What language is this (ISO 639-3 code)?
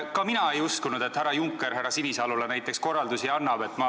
est